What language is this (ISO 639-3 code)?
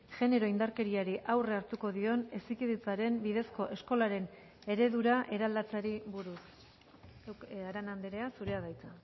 eus